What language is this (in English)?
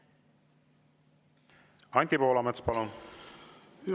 Estonian